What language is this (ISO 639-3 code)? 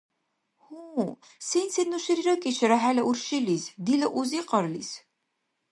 dar